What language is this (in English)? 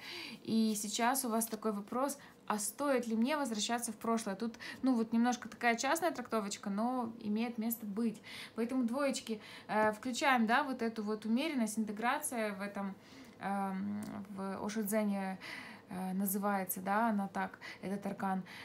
Russian